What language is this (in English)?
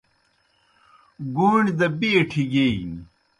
Kohistani Shina